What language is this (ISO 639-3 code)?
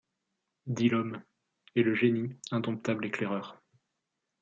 fra